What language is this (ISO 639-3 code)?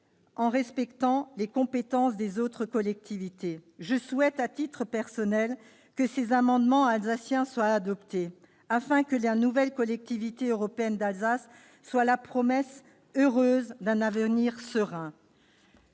fra